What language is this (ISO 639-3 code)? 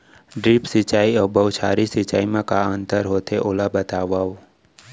hne